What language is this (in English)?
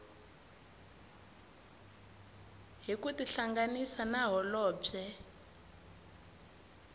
Tsonga